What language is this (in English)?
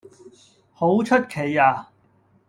Cantonese